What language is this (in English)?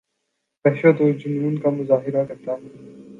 Urdu